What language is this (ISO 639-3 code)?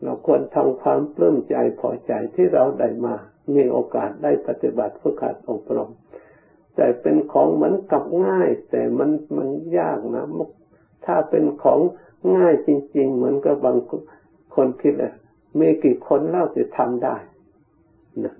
tha